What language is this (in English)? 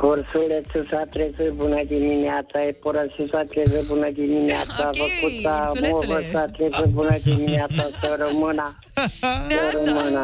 Romanian